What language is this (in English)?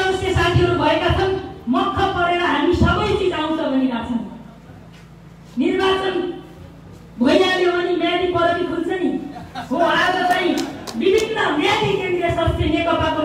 Indonesian